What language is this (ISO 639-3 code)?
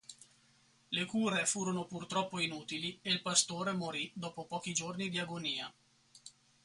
ita